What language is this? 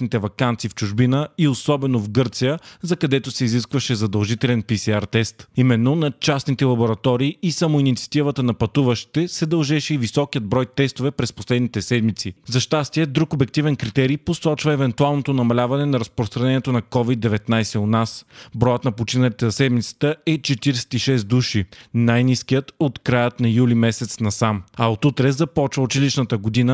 Bulgarian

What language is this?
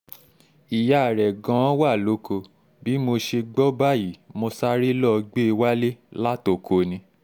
Yoruba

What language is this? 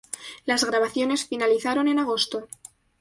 Spanish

